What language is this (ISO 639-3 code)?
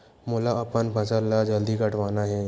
hne